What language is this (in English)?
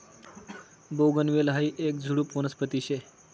Marathi